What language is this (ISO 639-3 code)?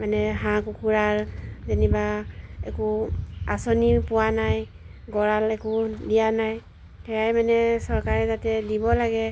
asm